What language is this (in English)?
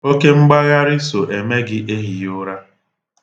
Igbo